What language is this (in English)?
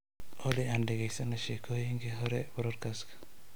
Somali